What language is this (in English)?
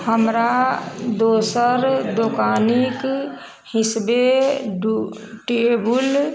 Maithili